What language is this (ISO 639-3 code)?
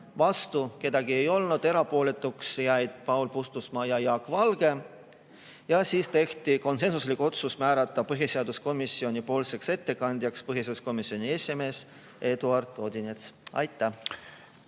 est